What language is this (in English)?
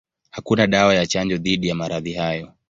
Swahili